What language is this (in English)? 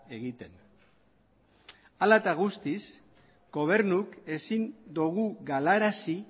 Basque